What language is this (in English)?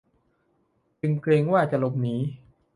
Thai